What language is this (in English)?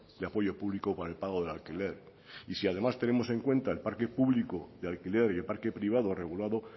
Spanish